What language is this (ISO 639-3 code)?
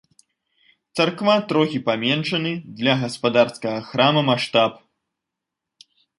bel